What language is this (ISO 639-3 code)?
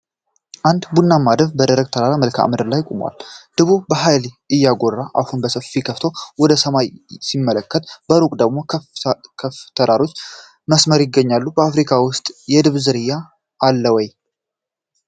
amh